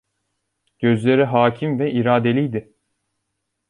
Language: Turkish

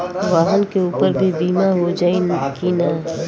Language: Bhojpuri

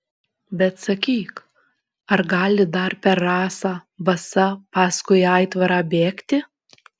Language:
Lithuanian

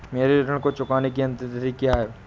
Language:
Hindi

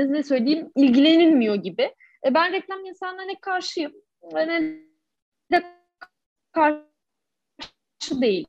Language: Turkish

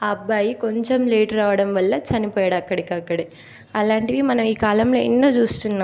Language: Telugu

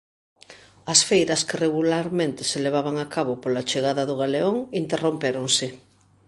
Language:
Galician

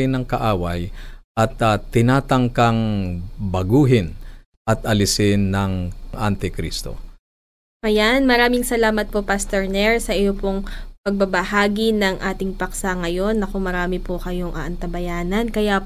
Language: Filipino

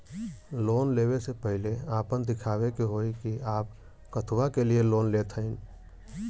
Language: Bhojpuri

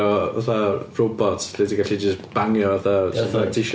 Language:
Welsh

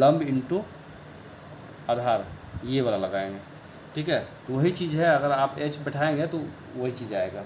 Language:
Hindi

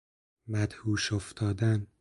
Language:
Persian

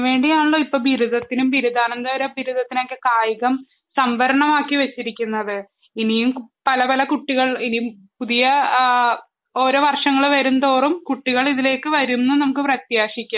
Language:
Malayalam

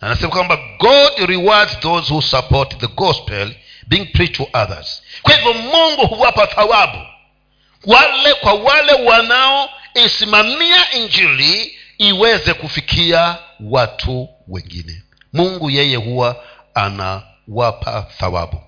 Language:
Swahili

